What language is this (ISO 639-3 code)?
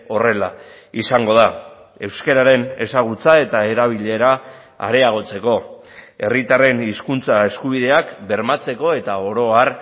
eus